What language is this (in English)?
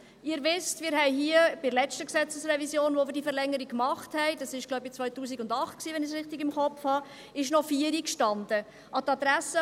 Swiss German